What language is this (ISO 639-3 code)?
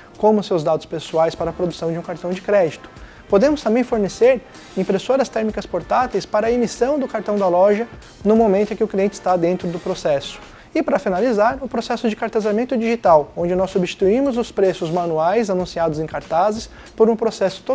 por